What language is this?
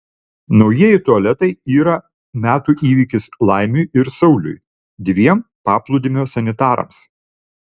Lithuanian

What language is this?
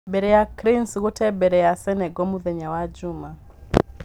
Kikuyu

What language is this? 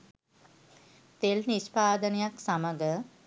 Sinhala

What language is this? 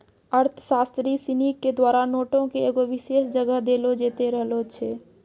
Maithili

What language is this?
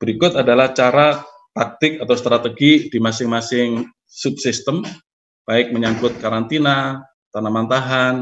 Indonesian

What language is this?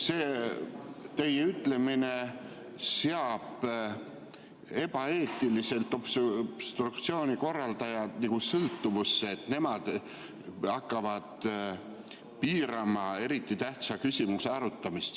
Estonian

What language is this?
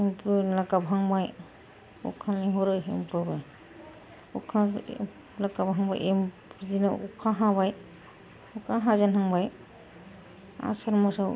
Bodo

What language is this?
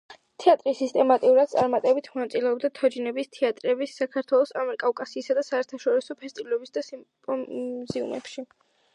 Georgian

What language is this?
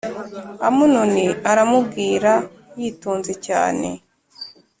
Kinyarwanda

